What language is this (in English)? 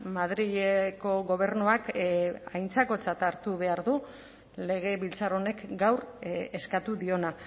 Basque